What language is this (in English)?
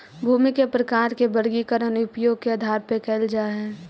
Magahi